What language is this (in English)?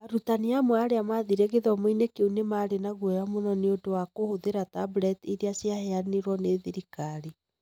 Kikuyu